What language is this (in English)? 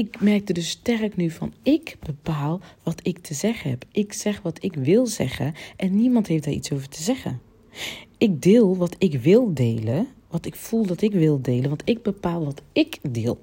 Dutch